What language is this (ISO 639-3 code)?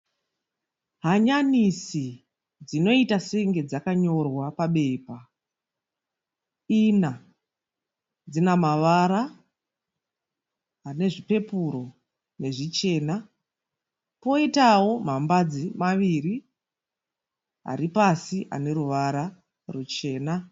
sna